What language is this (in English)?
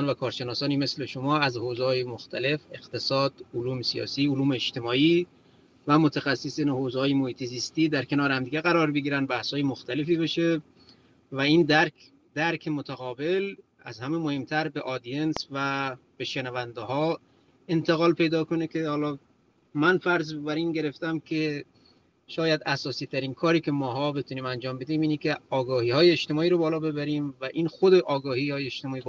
Persian